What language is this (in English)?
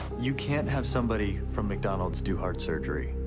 English